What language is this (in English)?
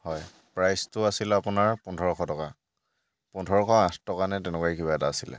Assamese